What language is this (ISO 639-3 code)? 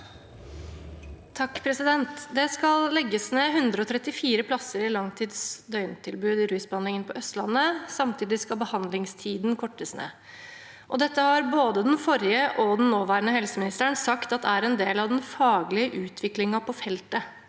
nor